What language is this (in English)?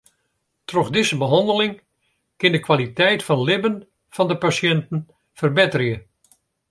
Western Frisian